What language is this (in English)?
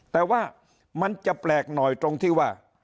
Thai